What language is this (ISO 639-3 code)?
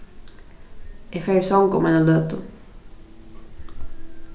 fao